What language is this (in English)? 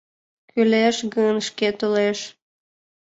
Mari